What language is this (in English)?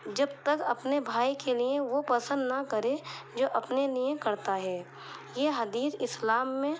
Urdu